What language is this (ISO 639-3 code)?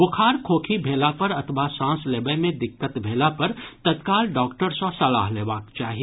mai